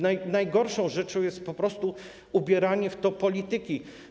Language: Polish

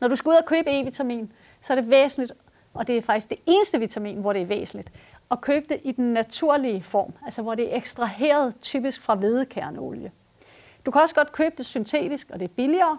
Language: Danish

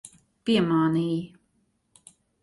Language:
Latvian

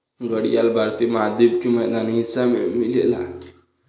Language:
Bhojpuri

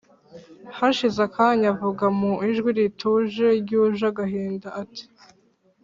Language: Kinyarwanda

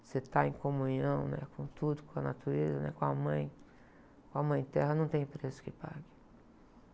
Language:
Portuguese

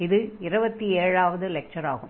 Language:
Tamil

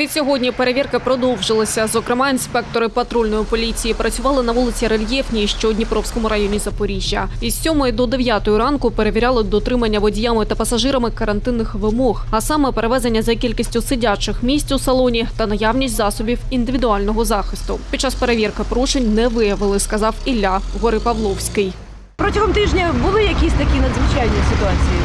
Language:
Ukrainian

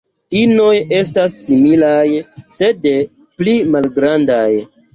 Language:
Esperanto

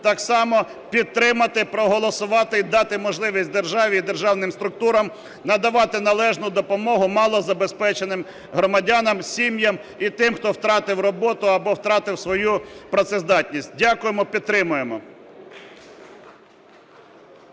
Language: Ukrainian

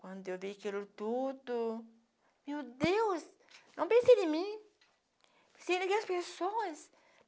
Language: Portuguese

